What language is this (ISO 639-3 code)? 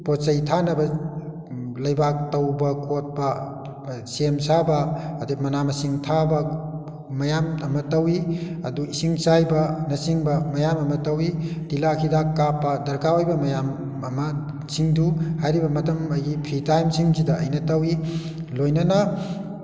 mni